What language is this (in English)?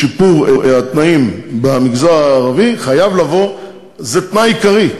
Hebrew